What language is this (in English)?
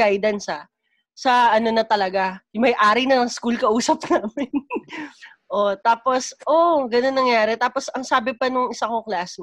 Filipino